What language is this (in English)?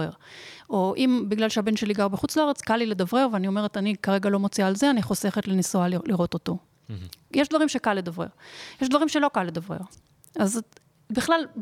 Hebrew